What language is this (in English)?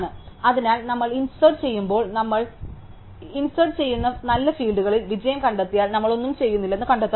Malayalam